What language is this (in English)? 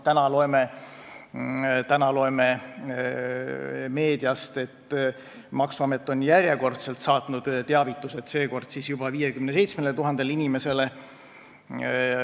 Estonian